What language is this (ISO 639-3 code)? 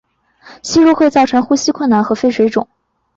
zho